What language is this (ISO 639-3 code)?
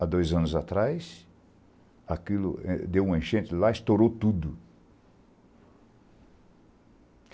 por